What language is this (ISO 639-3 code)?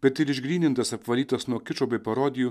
lit